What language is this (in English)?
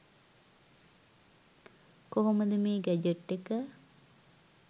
Sinhala